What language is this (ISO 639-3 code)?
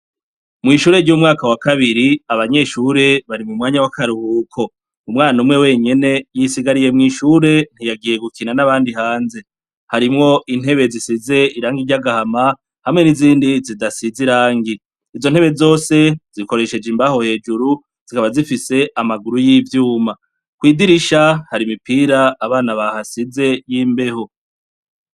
run